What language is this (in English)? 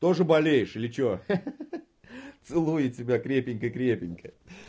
Russian